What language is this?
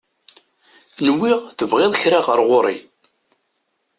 Kabyle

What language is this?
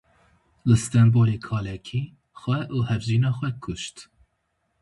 Kurdish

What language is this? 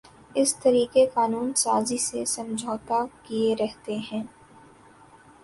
Urdu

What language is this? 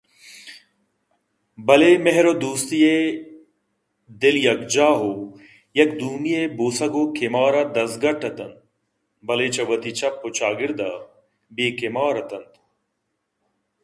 Eastern Balochi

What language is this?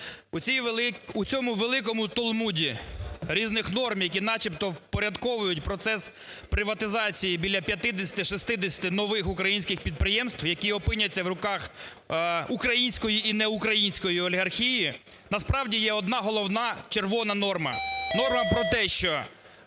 Ukrainian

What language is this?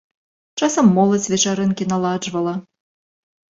Belarusian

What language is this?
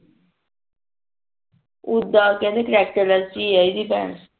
Punjabi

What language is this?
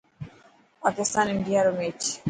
Dhatki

